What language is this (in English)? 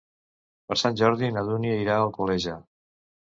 Catalan